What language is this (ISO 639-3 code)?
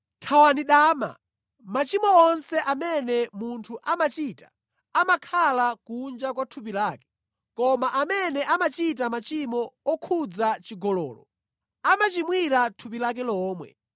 nya